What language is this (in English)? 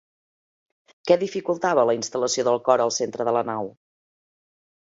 Catalan